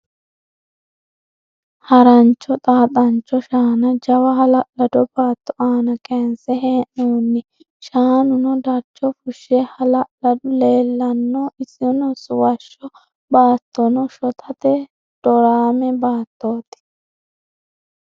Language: Sidamo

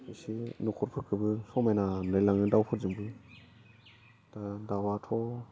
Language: Bodo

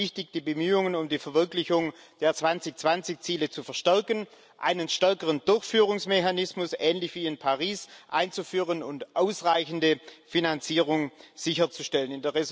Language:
German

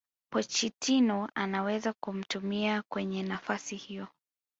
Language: Swahili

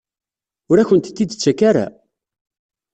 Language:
Kabyle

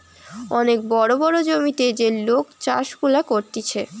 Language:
Bangla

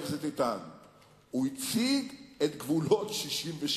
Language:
Hebrew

